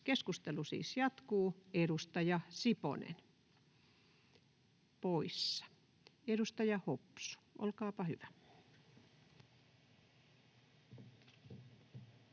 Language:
Finnish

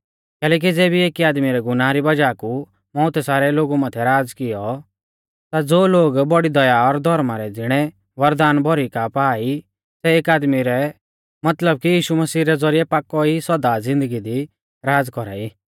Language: Mahasu Pahari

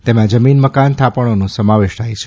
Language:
Gujarati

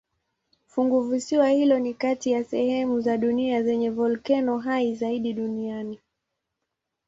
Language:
Swahili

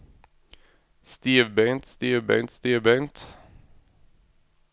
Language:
Norwegian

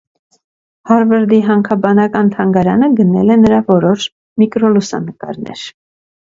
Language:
Armenian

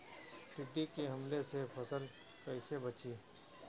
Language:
Bhojpuri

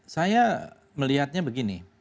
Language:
Indonesian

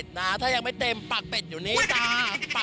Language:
Thai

